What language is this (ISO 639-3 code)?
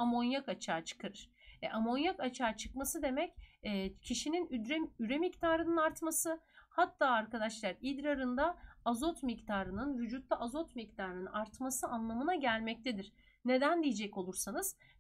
tur